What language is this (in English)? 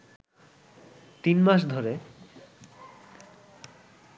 Bangla